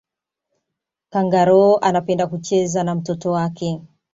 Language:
Swahili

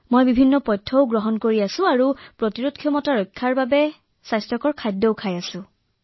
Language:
Assamese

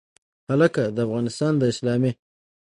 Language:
Pashto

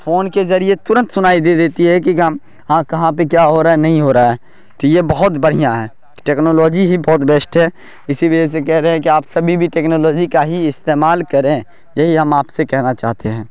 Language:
Urdu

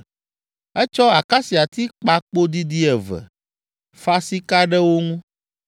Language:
Ewe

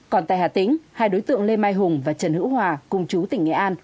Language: Vietnamese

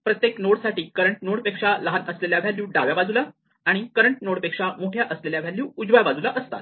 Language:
Marathi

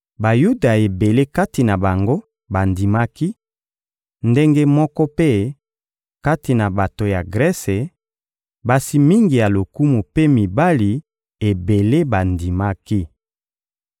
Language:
Lingala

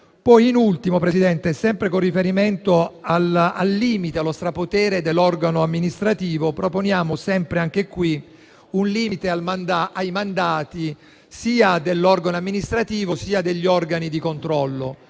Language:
Italian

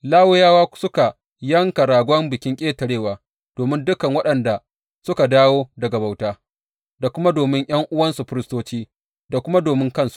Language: Hausa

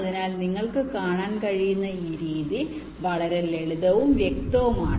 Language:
Malayalam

